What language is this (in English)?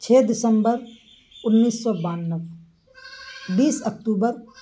Urdu